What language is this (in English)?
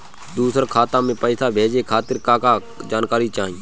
Bhojpuri